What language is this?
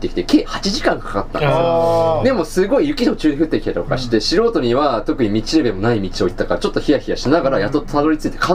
Japanese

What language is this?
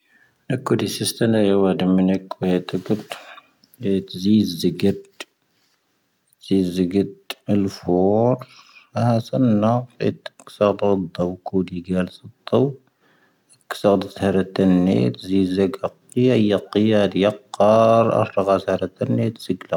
Tahaggart Tamahaq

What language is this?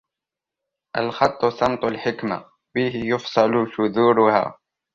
Arabic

